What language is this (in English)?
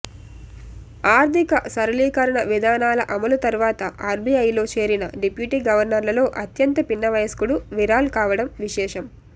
Telugu